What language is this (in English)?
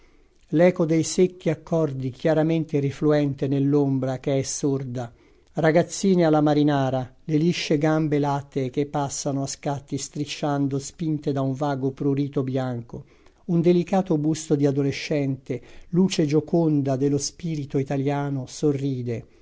Italian